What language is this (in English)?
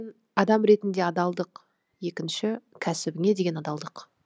Kazakh